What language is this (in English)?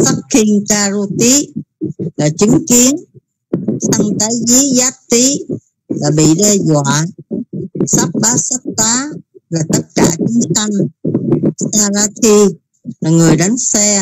Vietnamese